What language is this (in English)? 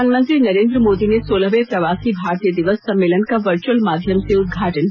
Hindi